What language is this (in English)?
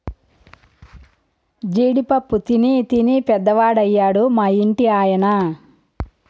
Telugu